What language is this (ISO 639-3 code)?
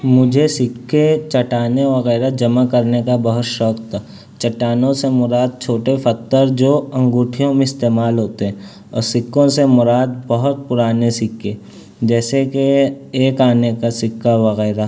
urd